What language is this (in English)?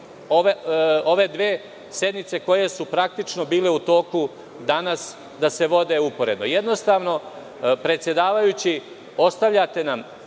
Serbian